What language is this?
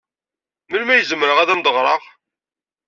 Kabyle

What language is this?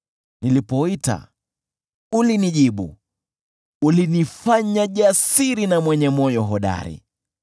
Swahili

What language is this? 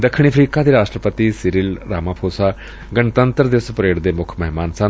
Punjabi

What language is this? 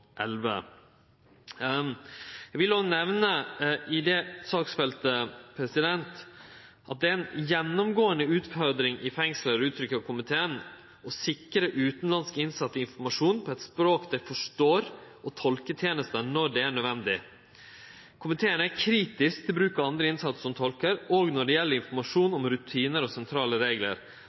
Norwegian Nynorsk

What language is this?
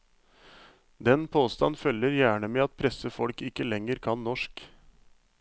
Norwegian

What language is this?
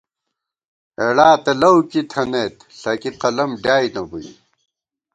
Gawar-Bati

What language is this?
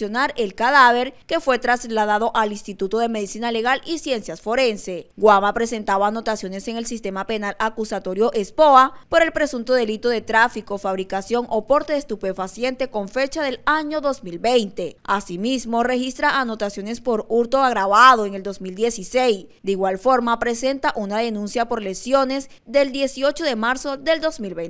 Spanish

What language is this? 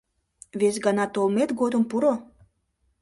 Mari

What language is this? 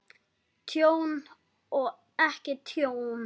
Icelandic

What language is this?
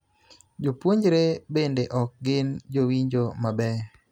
Luo (Kenya and Tanzania)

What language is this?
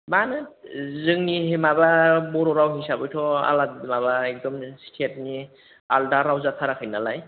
Bodo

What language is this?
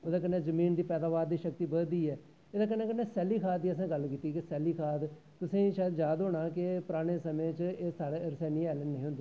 Dogri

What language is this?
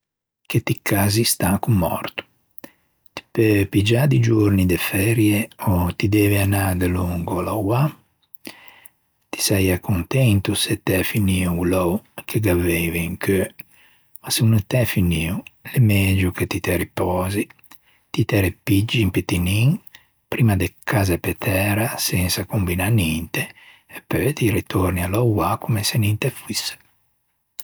Ligurian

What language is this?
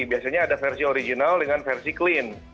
Indonesian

